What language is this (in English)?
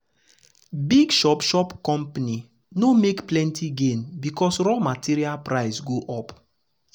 Nigerian Pidgin